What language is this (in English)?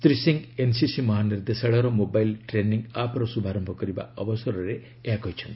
Odia